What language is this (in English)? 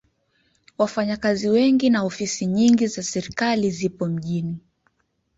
Swahili